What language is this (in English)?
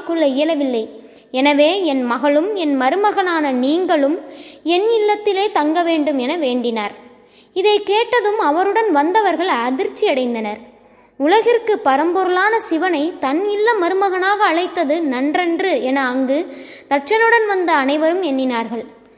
Tamil